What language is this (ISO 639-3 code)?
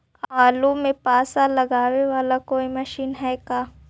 mag